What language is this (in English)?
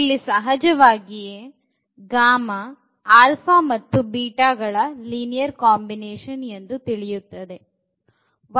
Kannada